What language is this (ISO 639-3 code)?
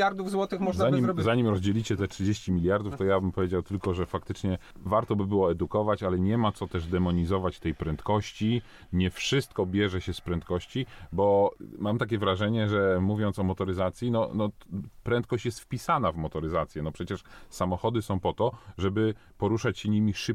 pol